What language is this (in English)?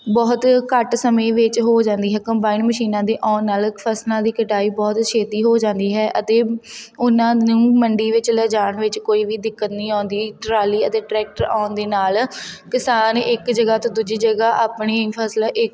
Punjabi